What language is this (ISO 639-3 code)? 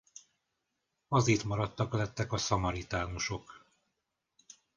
hun